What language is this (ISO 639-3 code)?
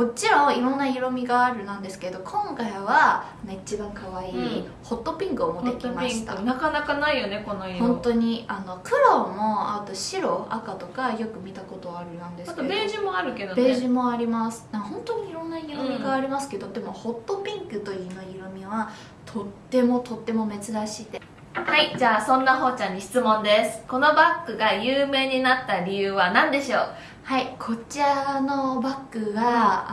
jpn